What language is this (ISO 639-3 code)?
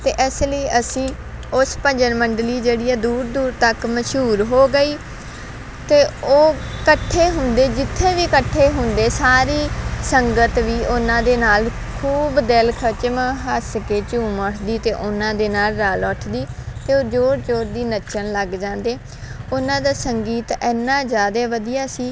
pan